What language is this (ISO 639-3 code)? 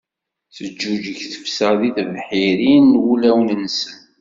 kab